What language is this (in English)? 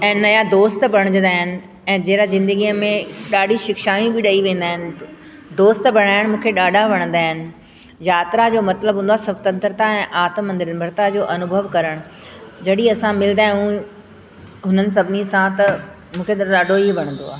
Sindhi